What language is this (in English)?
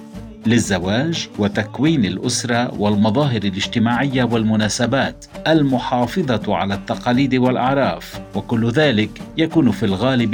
Arabic